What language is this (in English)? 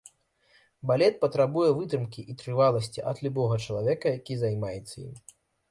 Belarusian